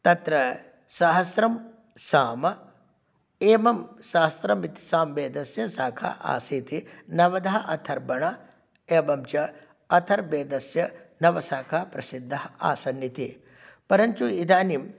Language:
Sanskrit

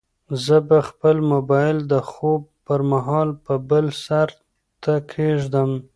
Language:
Pashto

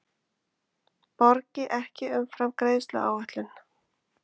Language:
Icelandic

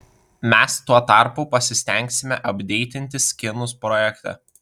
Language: Lithuanian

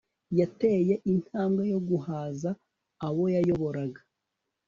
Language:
Kinyarwanda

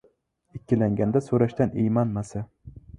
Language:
Uzbek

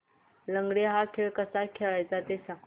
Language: Marathi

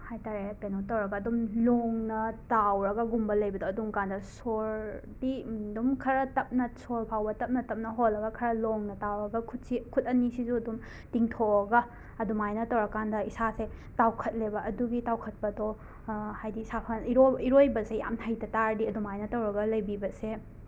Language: Manipuri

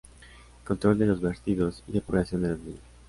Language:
Spanish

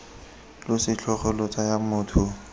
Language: Tswana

